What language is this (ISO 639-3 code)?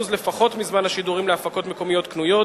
heb